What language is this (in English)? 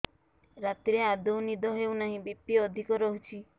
Odia